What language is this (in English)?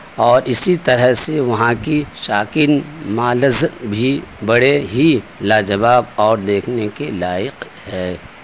Urdu